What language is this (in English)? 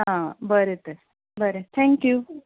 Konkani